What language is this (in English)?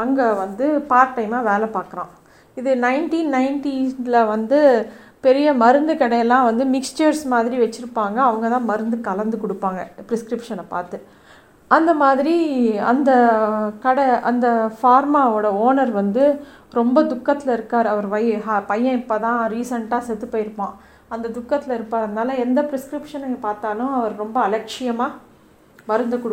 Tamil